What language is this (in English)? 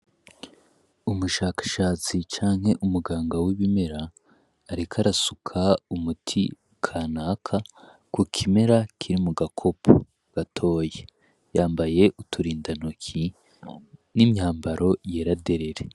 Rundi